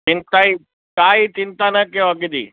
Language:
Sindhi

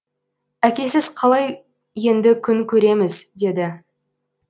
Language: Kazakh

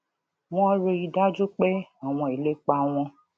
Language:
Yoruba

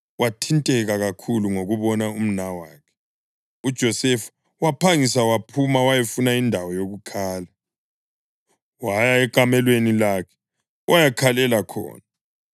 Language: North Ndebele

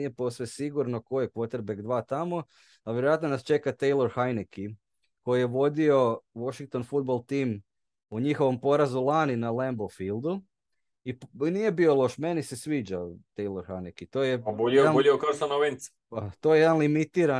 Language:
Croatian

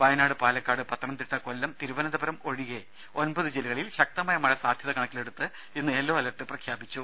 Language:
Malayalam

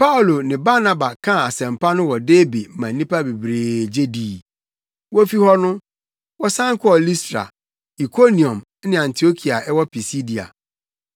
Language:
Akan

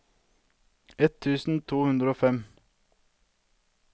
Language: Norwegian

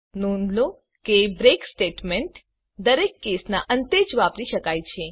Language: Gujarati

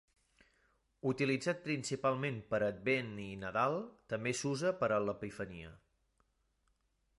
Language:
Catalan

